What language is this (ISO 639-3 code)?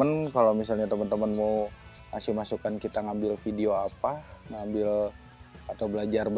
ind